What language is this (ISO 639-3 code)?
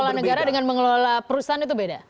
ind